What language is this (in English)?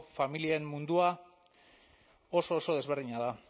Basque